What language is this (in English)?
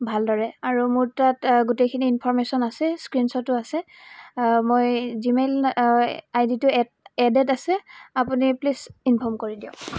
Assamese